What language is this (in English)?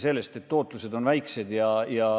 Estonian